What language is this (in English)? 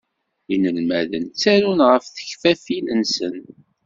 Kabyle